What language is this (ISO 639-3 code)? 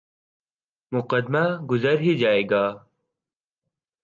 urd